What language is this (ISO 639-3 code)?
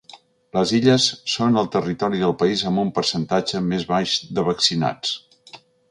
cat